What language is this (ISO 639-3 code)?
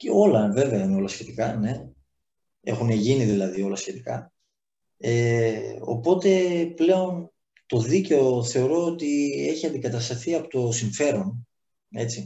ell